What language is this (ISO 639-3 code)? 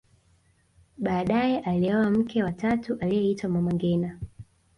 swa